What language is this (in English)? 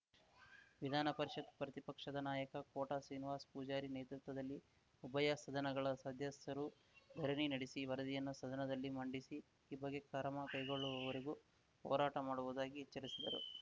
Kannada